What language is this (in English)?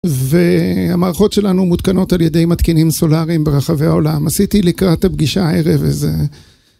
Hebrew